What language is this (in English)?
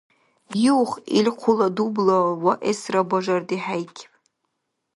Dargwa